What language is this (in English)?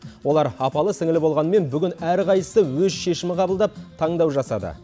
Kazakh